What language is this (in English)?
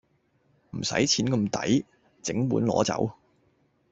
Cantonese